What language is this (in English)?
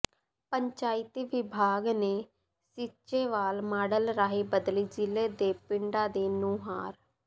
Punjabi